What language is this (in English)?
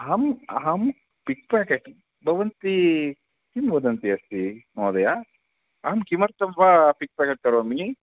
Sanskrit